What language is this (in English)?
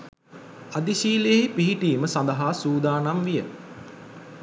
Sinhala